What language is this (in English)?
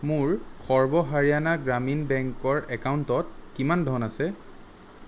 Assamese